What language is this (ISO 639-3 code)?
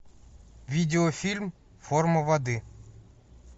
rus